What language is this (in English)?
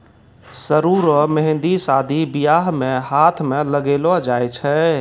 Maithili